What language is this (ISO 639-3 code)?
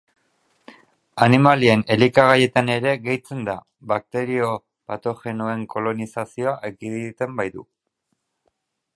eus